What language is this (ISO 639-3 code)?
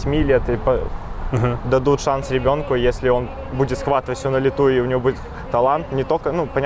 rus